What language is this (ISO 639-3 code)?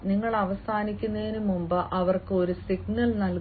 mal